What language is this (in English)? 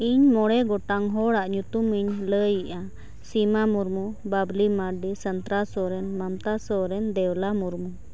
Santali